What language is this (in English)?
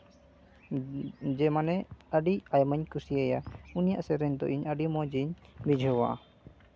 Santali